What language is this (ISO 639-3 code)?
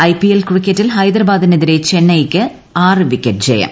mal